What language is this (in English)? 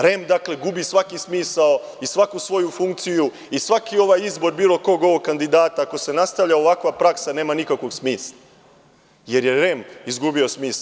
Serbian